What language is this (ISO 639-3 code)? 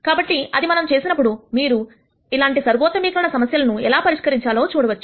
tel